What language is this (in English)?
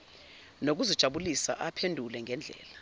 Zulu